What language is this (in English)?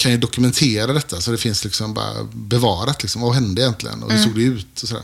Swedish